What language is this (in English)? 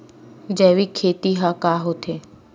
Chhattisgarhi